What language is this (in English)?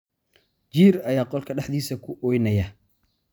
Somali